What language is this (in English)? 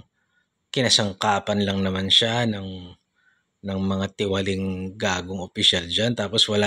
Filipino